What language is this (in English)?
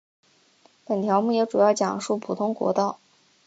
Chinese